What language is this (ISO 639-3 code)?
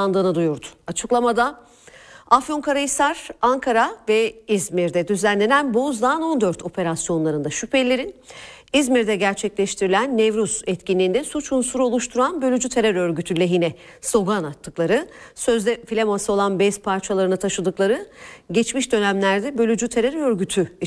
tur